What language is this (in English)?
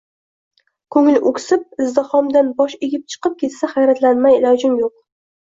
Uzbek